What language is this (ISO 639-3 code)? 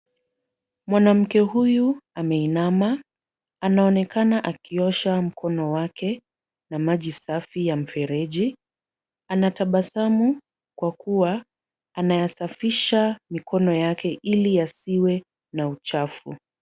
swa